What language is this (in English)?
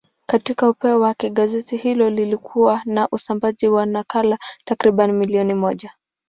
Swahili